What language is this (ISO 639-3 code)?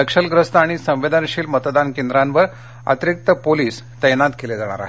mar